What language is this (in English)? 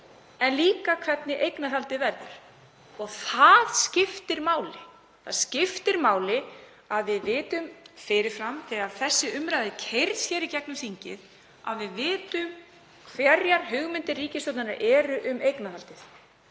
Icelandic